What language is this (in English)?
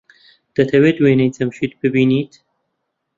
Central Kurdish